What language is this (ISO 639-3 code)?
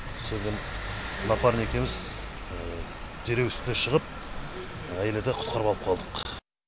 kaz